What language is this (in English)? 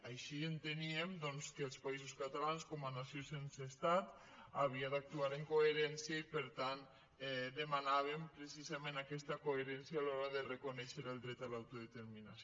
Catalan